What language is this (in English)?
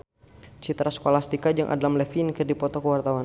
Sundanese